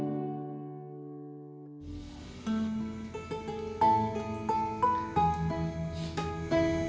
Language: Indonesian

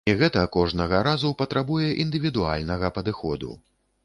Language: Belarusian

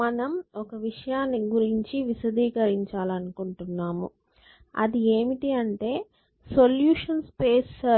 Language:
Telugu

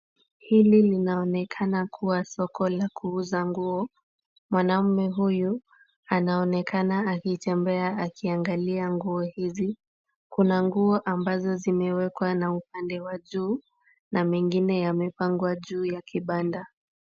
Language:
Swahili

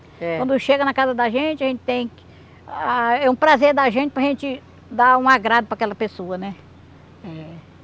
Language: Portuguese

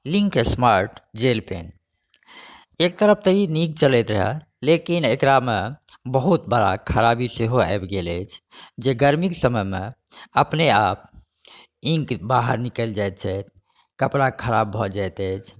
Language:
Maithili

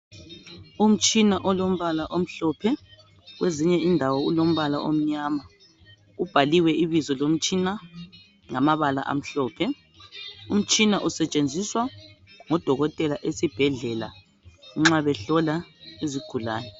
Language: North Ndebele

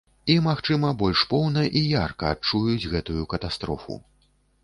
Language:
Belarusian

